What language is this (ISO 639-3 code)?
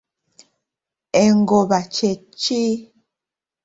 lug